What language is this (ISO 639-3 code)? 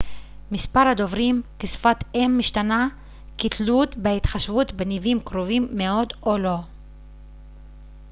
heb